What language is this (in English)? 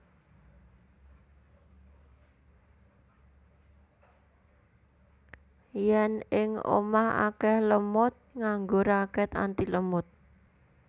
Javanese